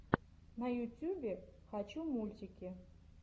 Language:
Russian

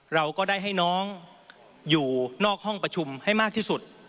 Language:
Thai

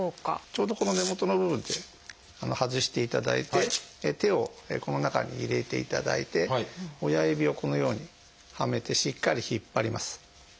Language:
Japanese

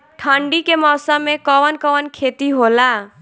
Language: Bhojpuri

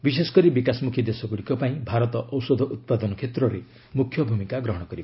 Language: Odia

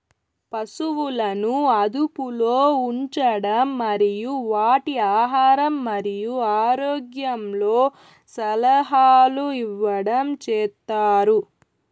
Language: Telugu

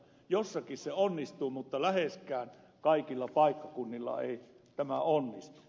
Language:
Finnish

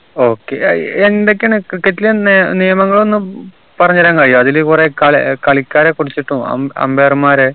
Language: Malayalam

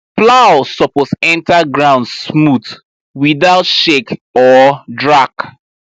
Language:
Nigerian Pidgin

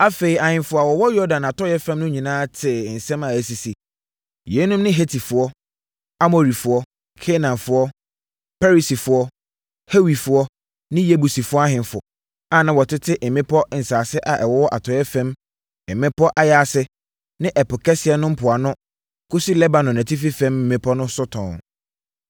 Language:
Akan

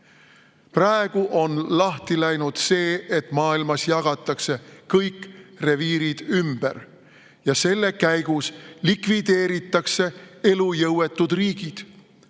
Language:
Estonian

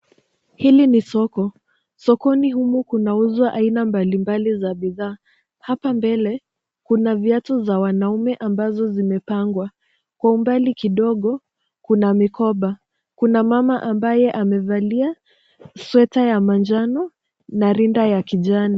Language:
Swahili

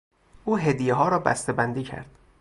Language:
Persian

